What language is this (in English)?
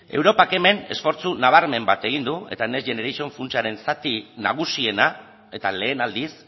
Basque